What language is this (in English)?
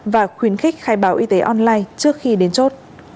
Vietnamese